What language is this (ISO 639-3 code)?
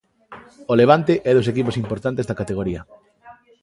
glg